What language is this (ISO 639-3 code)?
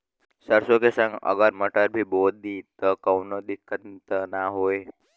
bho